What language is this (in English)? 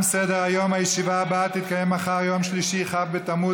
Hebrew